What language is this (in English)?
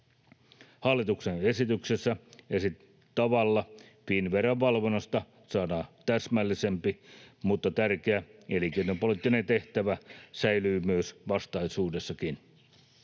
Finnish